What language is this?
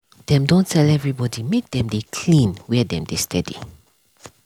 Nigerian Pidgin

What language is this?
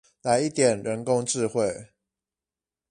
Chinese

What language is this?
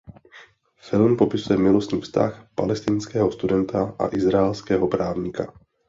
Czech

